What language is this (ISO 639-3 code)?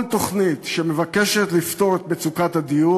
heb